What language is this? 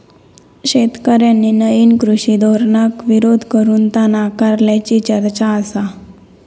Marathi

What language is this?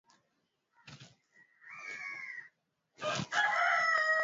Swahili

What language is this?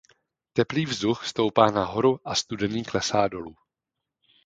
Czech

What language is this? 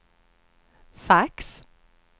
Swedish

